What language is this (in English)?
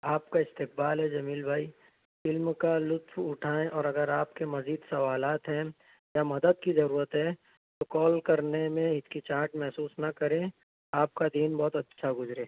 Urdu